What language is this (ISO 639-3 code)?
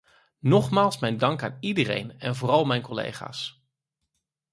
nld